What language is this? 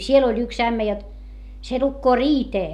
Finnish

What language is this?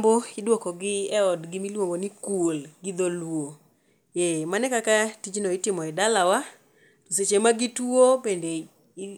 Luo (Kenya and Tanzania)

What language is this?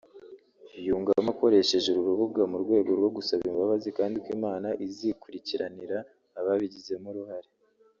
Kinyarwanda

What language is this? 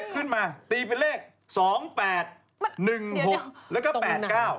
Thai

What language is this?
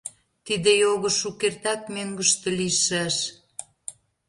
Mari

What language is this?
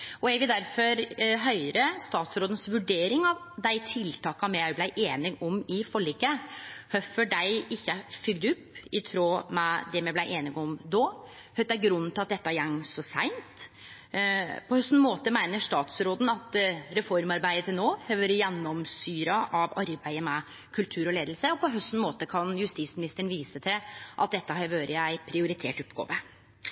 Norwegian Nynorsk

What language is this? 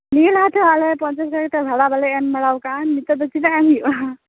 Santali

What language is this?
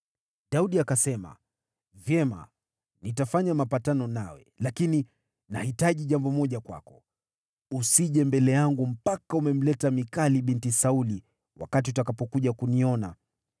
Swahili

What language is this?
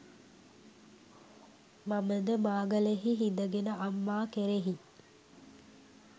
Sinhala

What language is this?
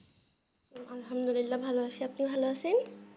Bangla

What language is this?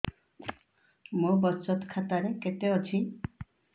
Odia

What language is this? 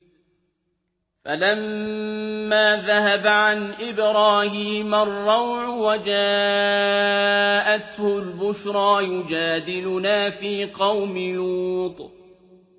Arabic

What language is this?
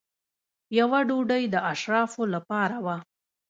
Pashto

